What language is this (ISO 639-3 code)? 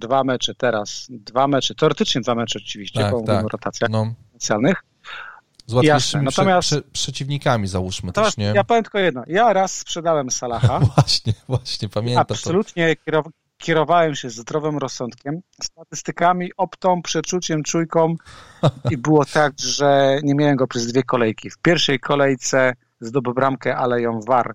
pol